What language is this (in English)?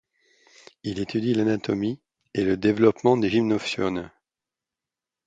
French